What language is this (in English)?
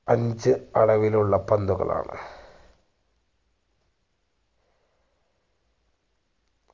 Malayalam